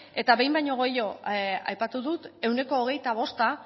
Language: Basque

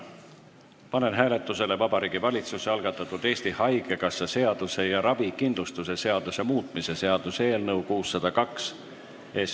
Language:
Estonian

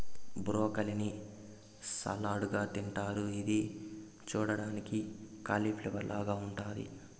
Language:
Telugu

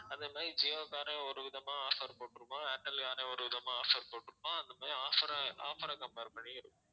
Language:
Tamil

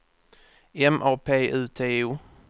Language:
Swedish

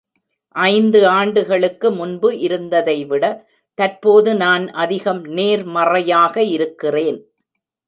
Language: Tamil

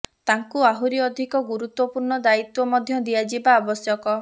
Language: Odia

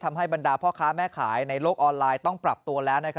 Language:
Thai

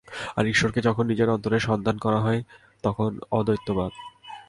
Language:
Bangla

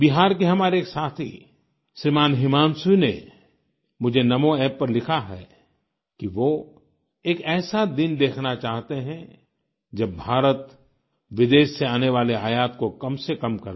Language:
Hindi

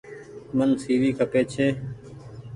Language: Goaria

